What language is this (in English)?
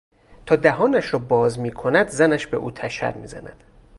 Persian